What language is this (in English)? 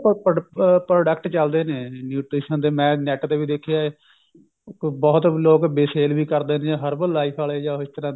Punjabi